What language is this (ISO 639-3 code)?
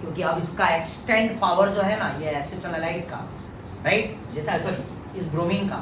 hin